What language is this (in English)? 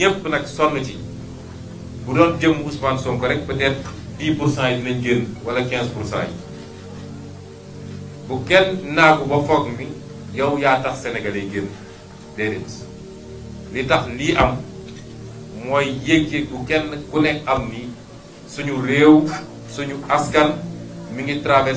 French